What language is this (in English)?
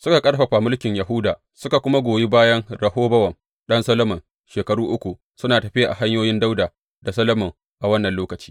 Hausa